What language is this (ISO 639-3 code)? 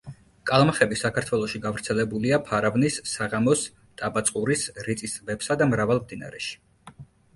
kat